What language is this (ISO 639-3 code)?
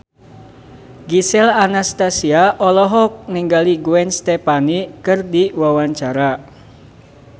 sun